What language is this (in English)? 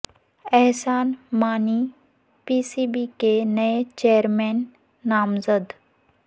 Urdu